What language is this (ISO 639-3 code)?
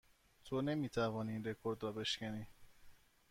fas